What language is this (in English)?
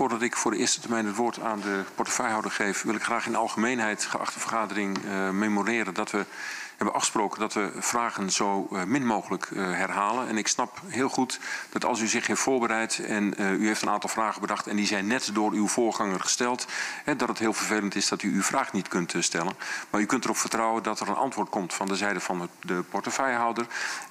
Dutch